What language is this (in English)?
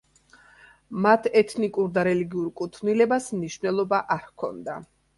Georgian